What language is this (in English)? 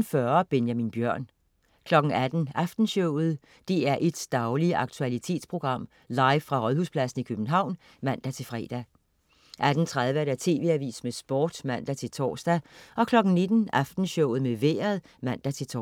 Danish